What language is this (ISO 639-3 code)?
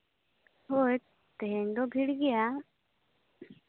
sat